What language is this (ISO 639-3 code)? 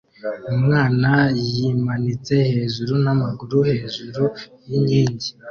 kin